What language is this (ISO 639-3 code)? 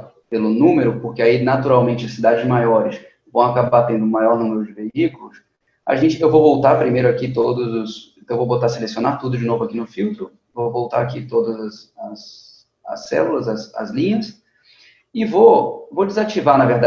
por